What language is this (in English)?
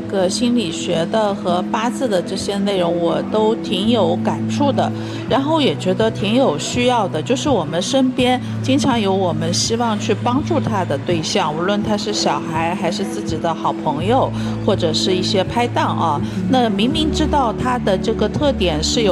Chinese